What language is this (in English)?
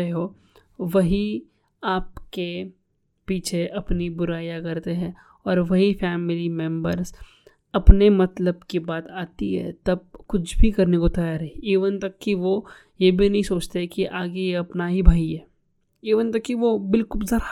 Hindi